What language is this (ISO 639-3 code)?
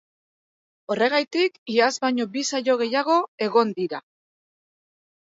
eus